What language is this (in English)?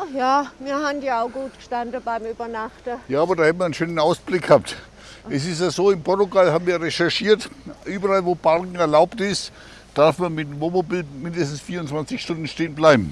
German